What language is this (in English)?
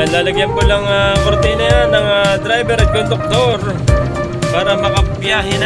Filipino